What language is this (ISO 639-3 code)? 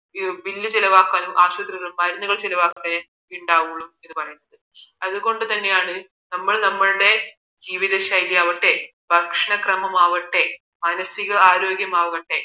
mal